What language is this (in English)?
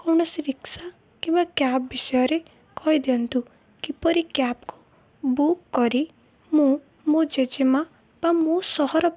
Odia